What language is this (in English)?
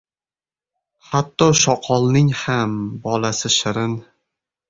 Uzbek